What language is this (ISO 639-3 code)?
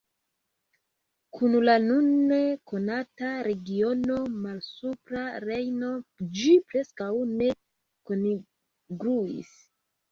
epo